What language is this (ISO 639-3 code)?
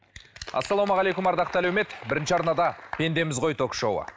kaz